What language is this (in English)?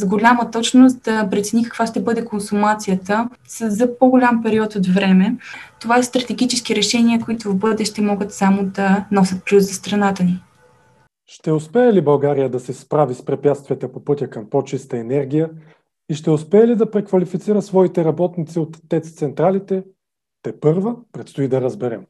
Bulgarian